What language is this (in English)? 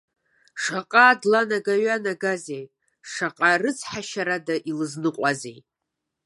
Abkhazian